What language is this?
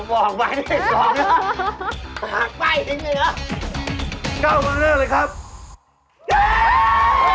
Thai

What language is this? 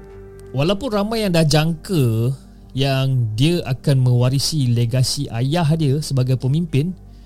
Malay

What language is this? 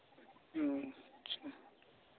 Santali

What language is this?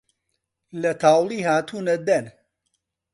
Central Kurdish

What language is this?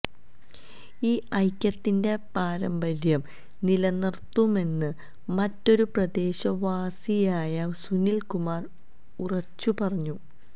Malayalam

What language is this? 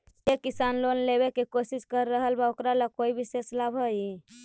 Magahi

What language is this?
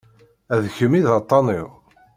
Kabyle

